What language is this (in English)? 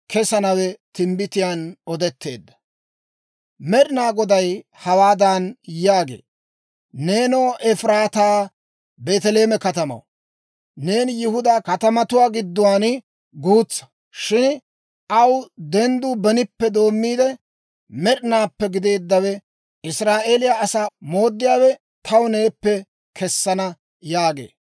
Dawro